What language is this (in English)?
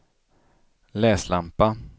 Swedish